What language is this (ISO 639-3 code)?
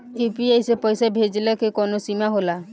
bho